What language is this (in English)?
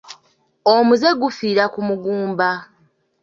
Ganda